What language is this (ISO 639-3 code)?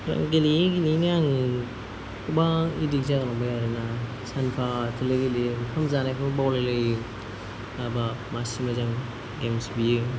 brx